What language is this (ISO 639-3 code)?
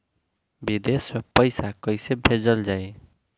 bho